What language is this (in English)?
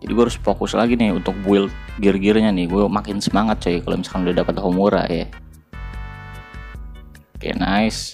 Indonesian